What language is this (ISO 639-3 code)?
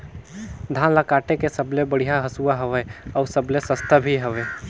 hne